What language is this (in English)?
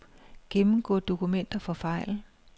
Danish